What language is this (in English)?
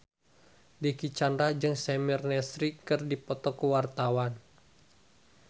Sundanese